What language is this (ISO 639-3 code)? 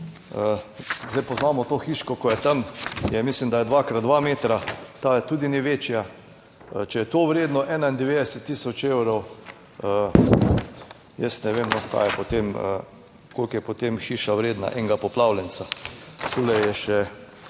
slv